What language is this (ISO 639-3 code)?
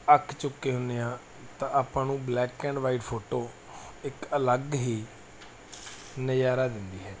pan